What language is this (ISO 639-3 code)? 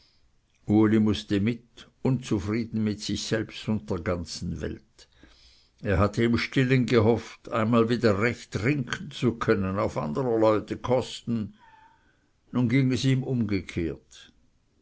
deu